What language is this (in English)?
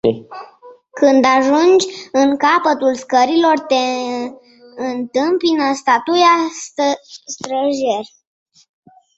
Romanian